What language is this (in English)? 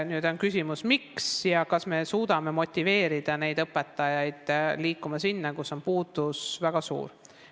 Estonian